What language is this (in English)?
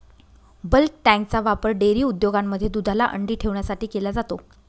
Marathi